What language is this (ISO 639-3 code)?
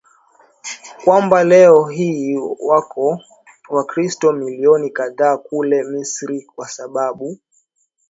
swa